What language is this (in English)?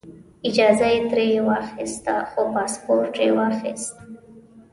Pashto